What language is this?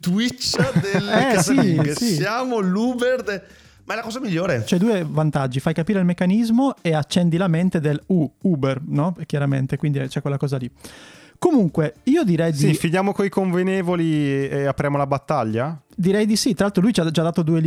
Italian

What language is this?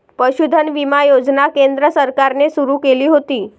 Marathi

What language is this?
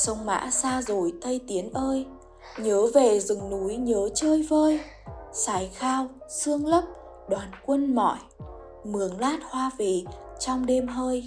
Vietnamese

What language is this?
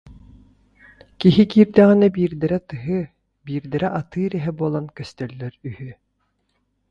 Yakut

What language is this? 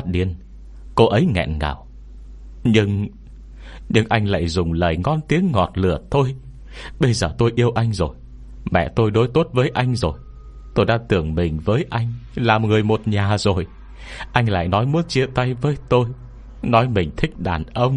Vietnamese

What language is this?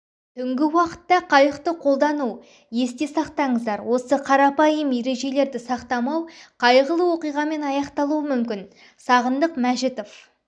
Kazakh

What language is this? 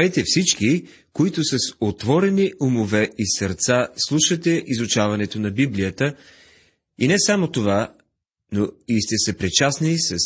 Bulgarian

